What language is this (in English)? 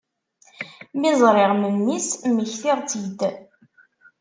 Kabyle